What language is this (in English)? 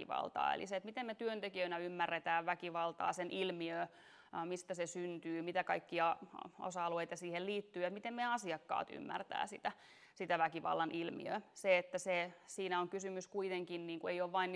Finnish